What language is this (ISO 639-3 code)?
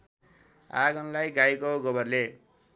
nep